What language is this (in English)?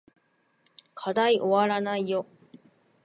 Japanese